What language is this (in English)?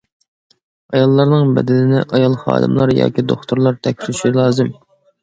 Uyghur